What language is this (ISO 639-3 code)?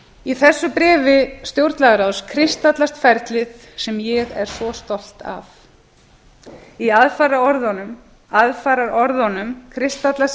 isl